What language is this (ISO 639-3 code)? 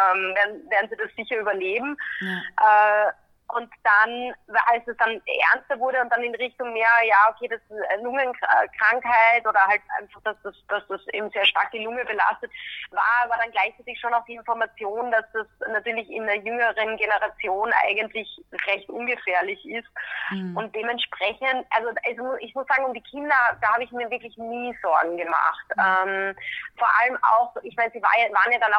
deu